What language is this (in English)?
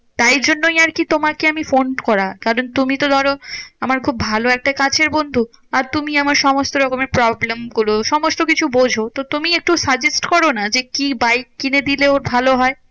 Bangla